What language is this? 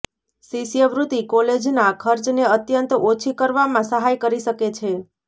Gujarati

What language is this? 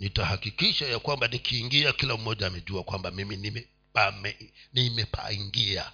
Swahili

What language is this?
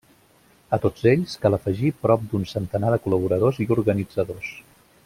Catalan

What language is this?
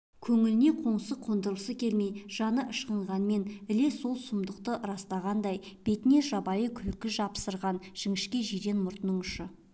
Kazakh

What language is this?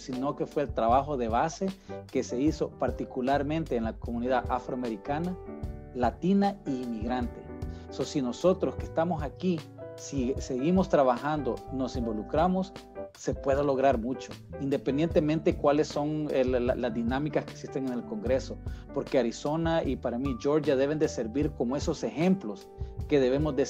Spanish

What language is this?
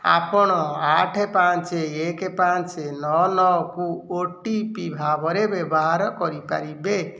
Odia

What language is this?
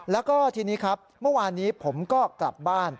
Thai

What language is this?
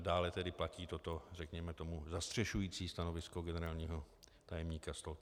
Czech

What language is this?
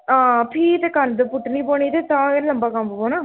Dogri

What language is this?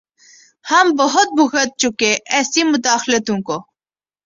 Urdu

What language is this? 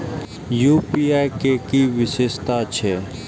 Maithili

